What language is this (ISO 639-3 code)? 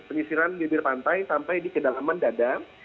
ind